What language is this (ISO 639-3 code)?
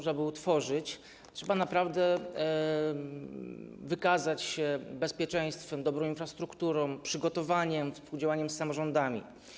pol